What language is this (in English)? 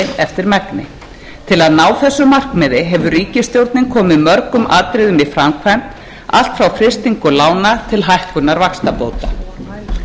Icelandic